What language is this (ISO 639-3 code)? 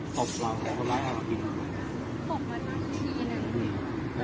tha